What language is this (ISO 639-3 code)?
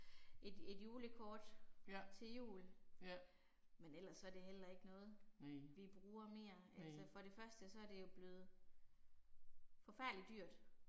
dan